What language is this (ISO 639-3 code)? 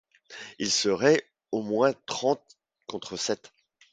fra